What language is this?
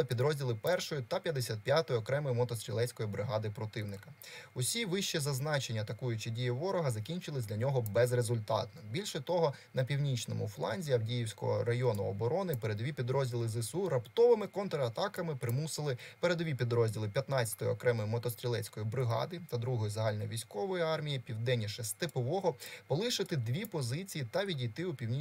Ukrainian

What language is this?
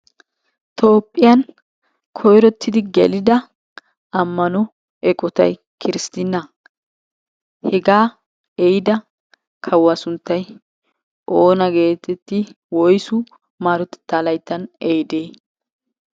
Wolaytta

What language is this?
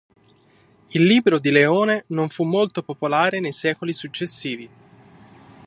Italian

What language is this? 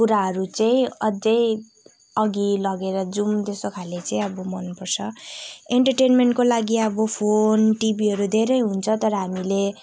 Nepali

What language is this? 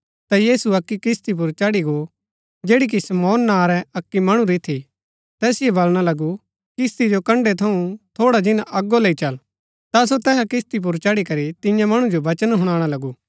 Gaddi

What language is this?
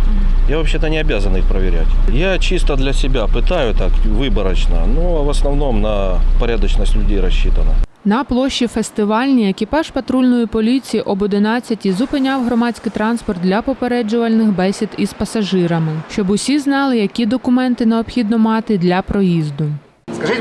Ukrainian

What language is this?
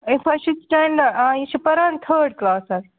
Kashmiri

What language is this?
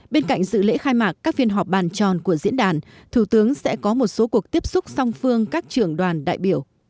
Vietnamese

